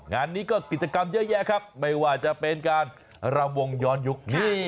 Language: Thai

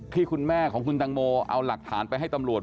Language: Thai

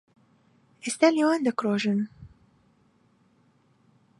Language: Central Kurdish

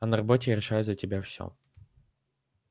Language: Russian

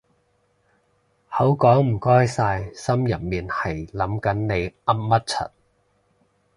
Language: Cantonese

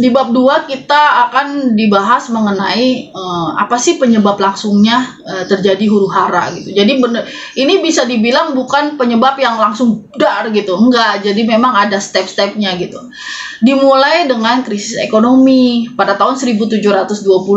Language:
Indonesian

